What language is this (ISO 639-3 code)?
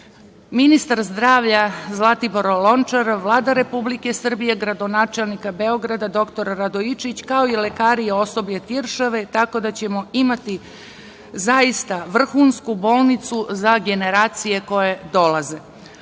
srp